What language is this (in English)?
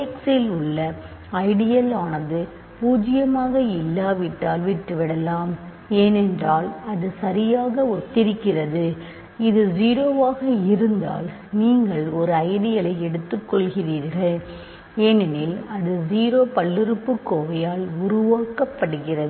Tamil